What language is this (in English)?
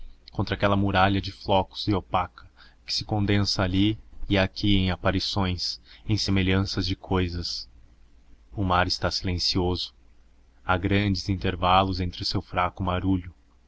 Portuguese